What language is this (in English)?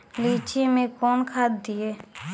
Maithili